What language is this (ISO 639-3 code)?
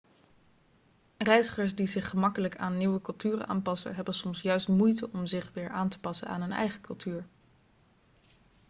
nld